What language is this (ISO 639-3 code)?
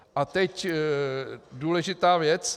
ces